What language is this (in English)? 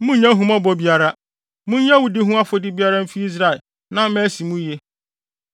Akan